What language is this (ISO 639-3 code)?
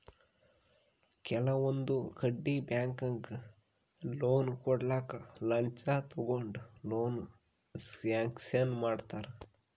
kan